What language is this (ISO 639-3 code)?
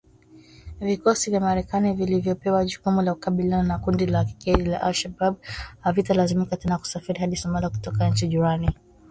swa